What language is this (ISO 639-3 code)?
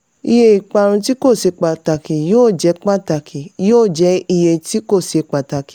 yor